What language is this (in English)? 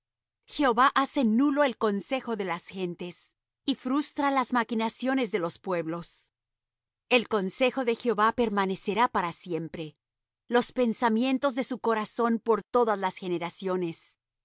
Spanish